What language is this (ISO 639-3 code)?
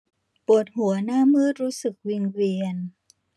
tha